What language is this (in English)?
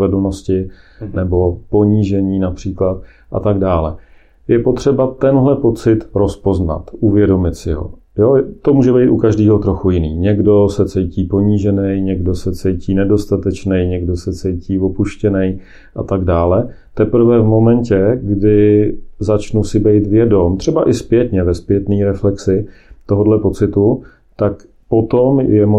Czech